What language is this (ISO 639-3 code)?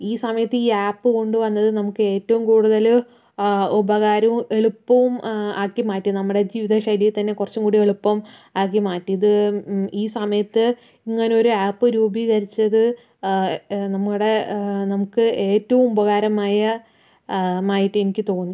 mal